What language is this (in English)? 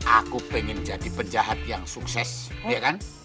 Indonesian